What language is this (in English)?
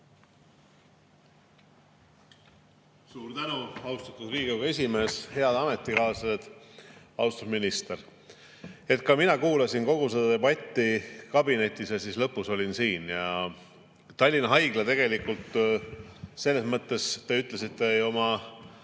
Estonian